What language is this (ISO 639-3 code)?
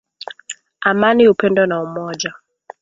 swa